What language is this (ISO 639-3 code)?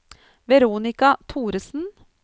nor